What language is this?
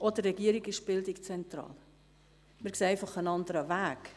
Swiss German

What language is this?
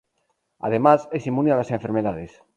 Spanish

